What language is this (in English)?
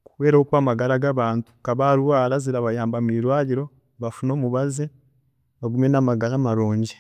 Chiga